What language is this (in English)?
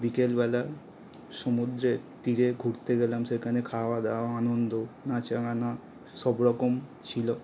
Bangla